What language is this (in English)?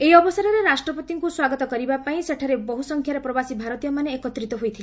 Odia